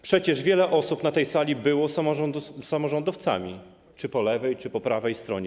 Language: Polish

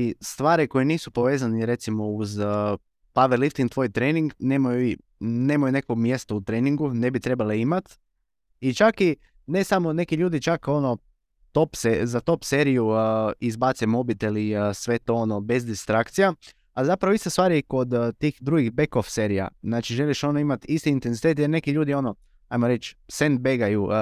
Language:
Croatian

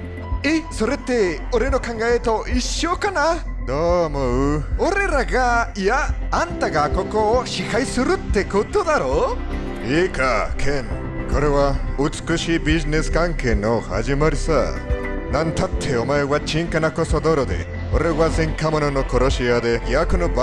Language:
Japanese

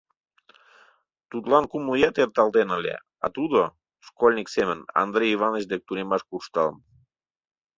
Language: Mari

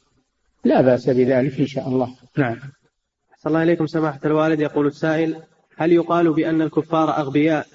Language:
Arabic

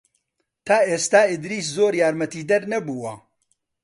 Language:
Central Kurdish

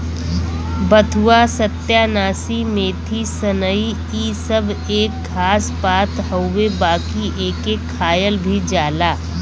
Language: Bhojpuri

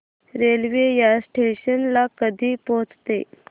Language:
Marathi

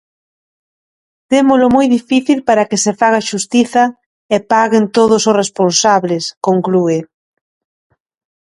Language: Galician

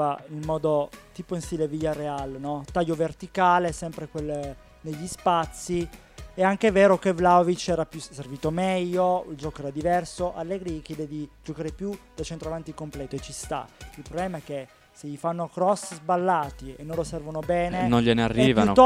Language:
Italian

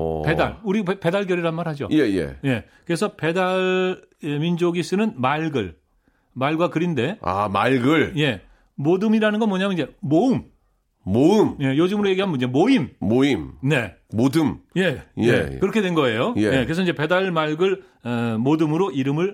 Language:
Korean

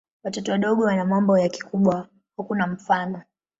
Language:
Swahili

